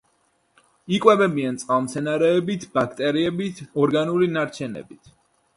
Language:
Georgian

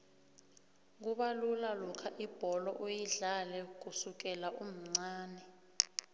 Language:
South Ndebele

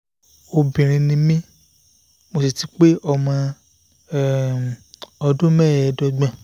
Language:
Yoruba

